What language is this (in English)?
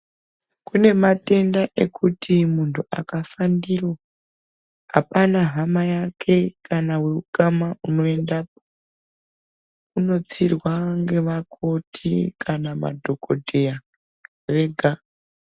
Ndau